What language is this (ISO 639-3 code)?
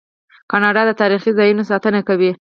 pus